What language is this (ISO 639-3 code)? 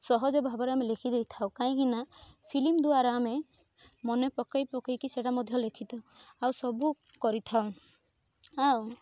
ori